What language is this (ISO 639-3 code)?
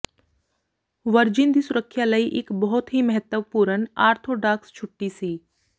pan